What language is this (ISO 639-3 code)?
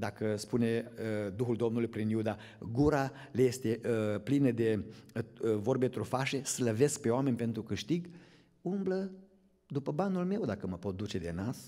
ron